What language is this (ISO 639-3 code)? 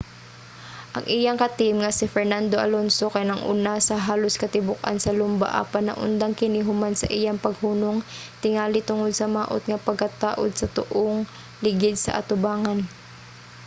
ceb